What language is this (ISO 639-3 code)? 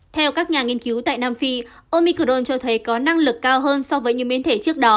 vie